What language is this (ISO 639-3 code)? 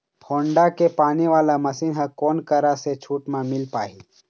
hne